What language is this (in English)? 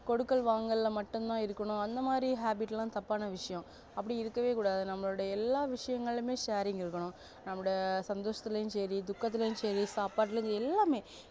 Tamil